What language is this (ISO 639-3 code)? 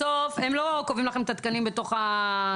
heb